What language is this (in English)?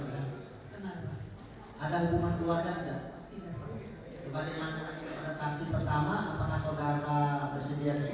Indonesian